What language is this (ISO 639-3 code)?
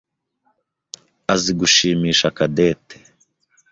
kin